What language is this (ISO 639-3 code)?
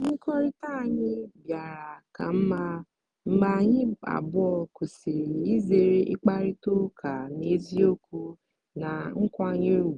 ibo